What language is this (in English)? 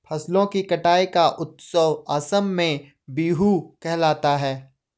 Hindi